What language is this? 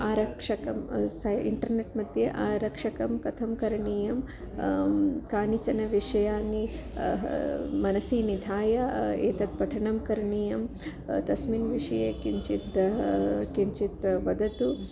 Sanskrit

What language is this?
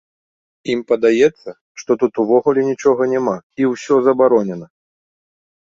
Belarusian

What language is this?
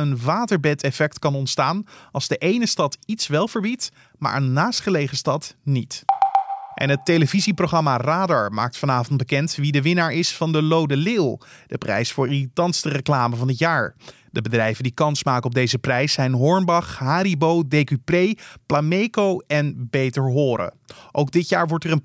Dutch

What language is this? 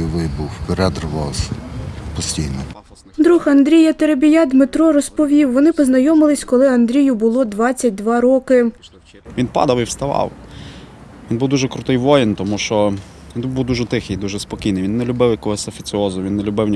Ukrainian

